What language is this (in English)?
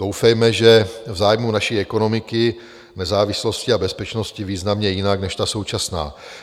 Czech